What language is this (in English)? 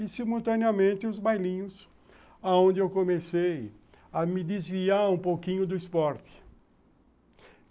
Portuguese